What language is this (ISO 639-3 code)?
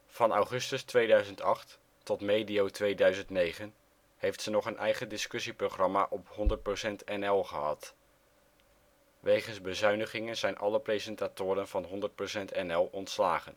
nld